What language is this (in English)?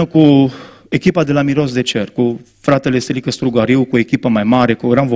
Romanian